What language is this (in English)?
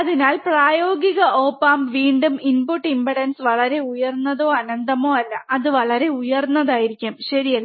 Malayalam